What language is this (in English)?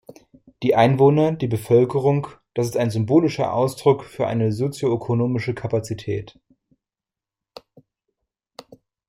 German